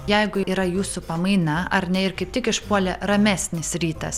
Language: Lithuanian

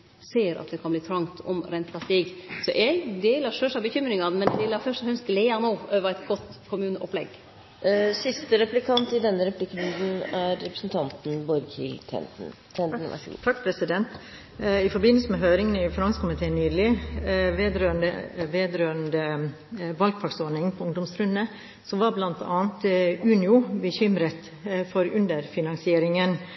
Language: Norwegian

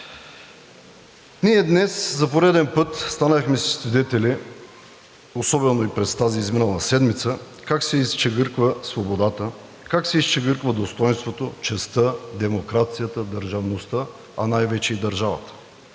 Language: Bulgarian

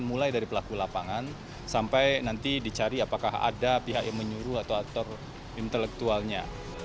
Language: Indonesian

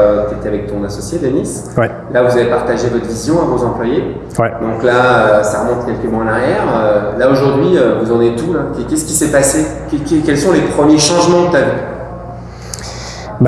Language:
French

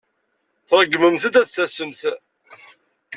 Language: Kabyle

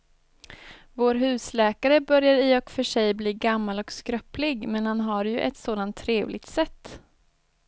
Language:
Swedish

